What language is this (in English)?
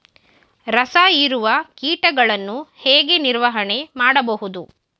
Kannada